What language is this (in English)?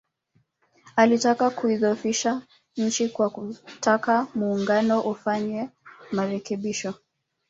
Swahili